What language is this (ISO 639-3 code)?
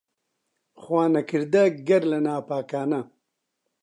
ckb